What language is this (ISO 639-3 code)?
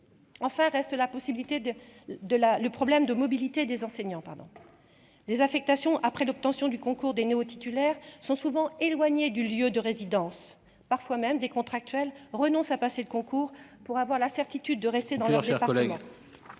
fra